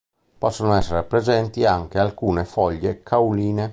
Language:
Italian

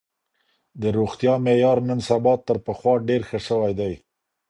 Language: Pashto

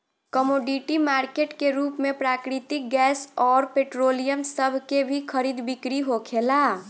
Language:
Bhojpuri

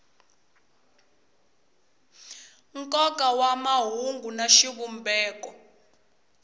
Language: Tsonga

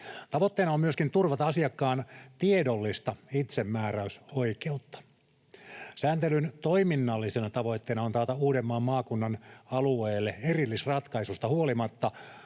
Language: Finnish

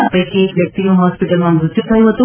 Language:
Gujarati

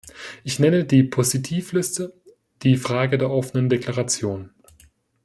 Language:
German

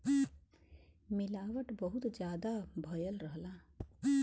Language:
Bhojpuri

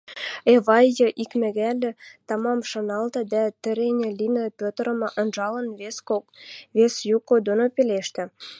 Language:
Western Mari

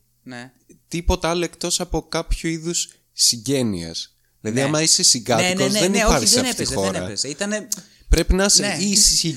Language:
Greek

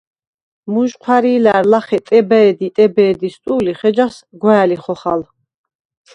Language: Svan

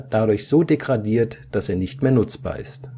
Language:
German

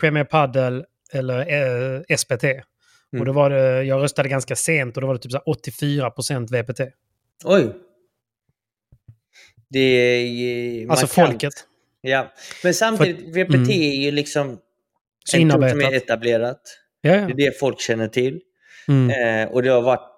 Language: Swedish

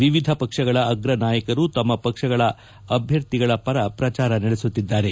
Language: Kannada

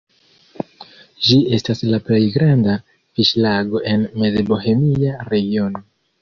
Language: Esperanto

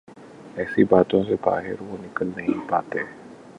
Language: Urdu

